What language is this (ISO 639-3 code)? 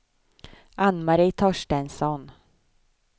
swe